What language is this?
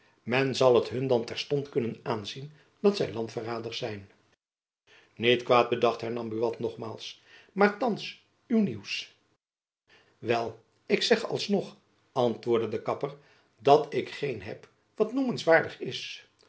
Dutch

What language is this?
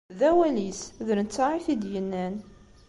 Kabyle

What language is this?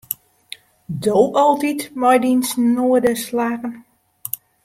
Western Frisian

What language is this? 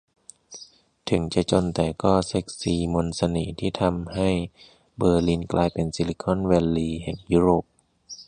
Thai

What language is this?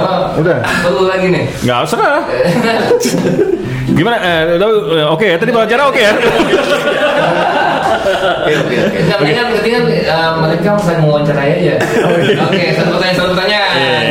Indonesian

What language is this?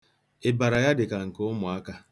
Igbo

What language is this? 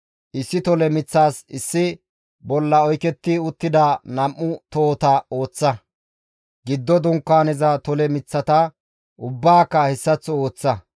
Gamo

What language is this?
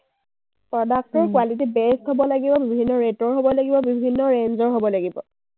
Assamese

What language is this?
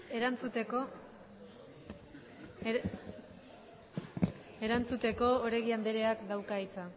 Basque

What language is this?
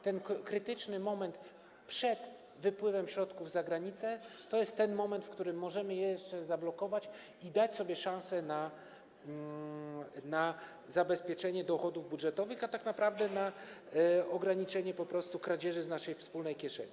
Polish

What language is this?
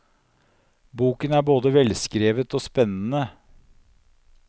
Norwegian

